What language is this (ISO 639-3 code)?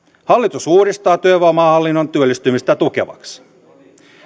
fin